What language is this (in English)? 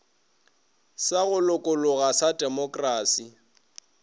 Northern Sotho